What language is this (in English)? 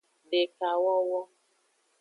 Aja (Benin)